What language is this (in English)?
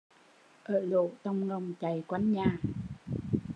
Vietnamese